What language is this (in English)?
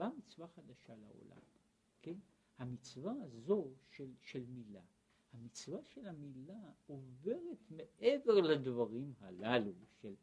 Hebrew